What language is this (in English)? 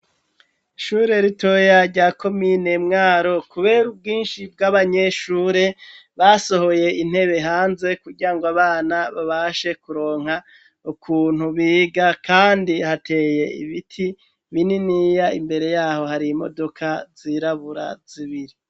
Rundi